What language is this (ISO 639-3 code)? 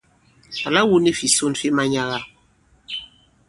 abb